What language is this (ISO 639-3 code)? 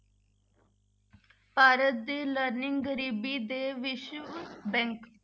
pan